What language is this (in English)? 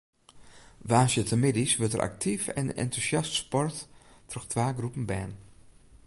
Western Frisian